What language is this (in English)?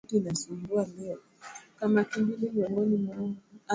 Swahili